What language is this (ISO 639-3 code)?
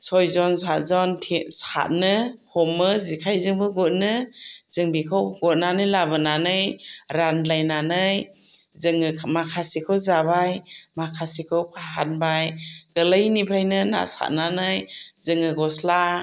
brx